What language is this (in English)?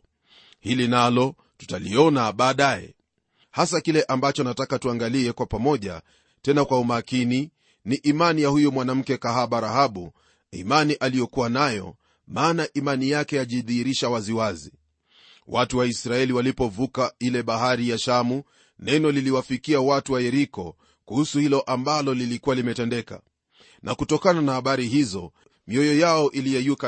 Swahili